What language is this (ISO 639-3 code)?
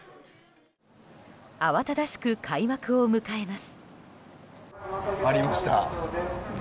jpn